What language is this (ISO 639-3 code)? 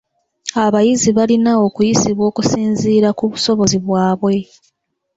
lug